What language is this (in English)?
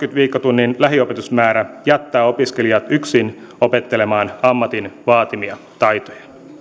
Finnish